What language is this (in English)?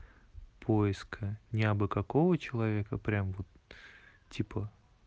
Russian